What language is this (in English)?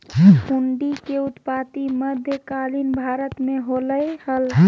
Magahi